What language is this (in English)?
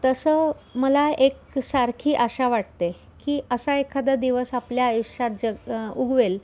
Marathi